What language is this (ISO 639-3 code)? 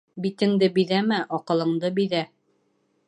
bak